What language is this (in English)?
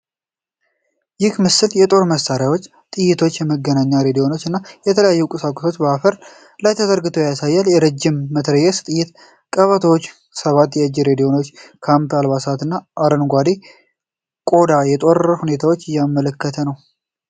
Amharic